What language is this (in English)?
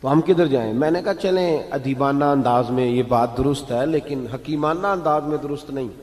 Hindi